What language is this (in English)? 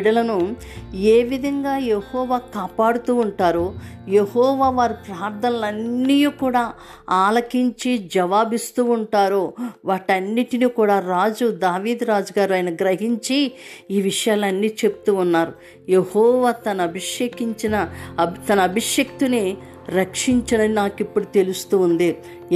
Telugu